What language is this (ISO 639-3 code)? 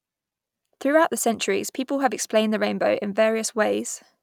eng